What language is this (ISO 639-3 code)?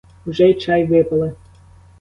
ukr